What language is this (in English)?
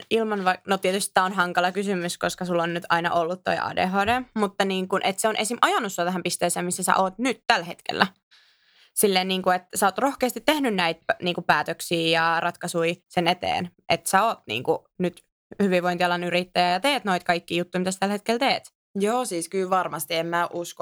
Finnish